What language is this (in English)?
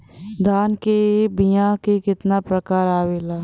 Bhojpuri